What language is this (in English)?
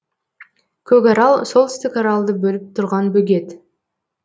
Kazakh